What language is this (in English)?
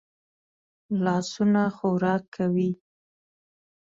Pashto